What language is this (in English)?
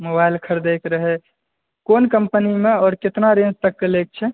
Maithili